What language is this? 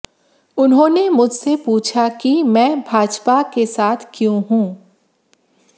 Hindi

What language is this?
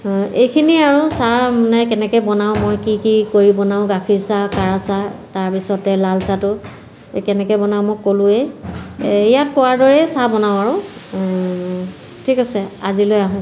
Assamese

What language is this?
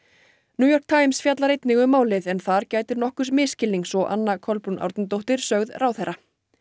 Icelandic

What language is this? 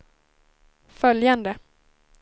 Swedish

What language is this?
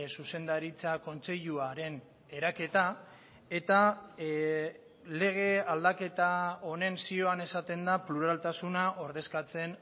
Basque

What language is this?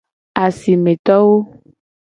Gen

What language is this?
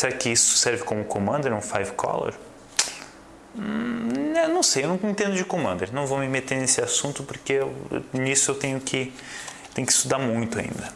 Portuguese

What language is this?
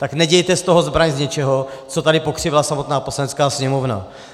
Czech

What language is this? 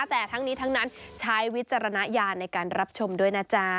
Thai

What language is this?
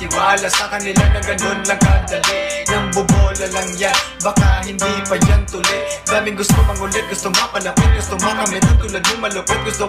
Filipino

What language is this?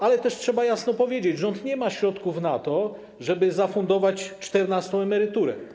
Polish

